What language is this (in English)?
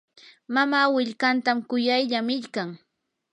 Yanahuanca Pasco Quechua